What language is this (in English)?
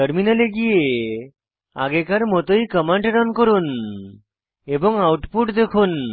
Bangla